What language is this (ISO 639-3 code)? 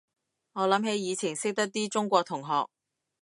yue